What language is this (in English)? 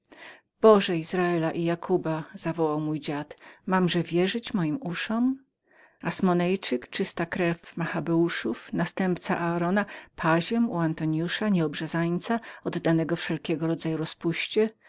Polish